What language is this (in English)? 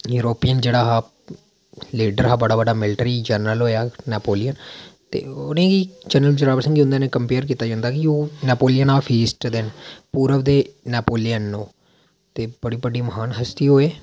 Dogri